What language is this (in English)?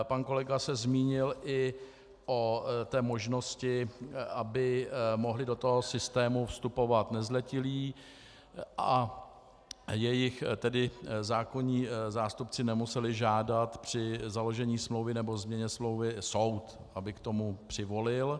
Czech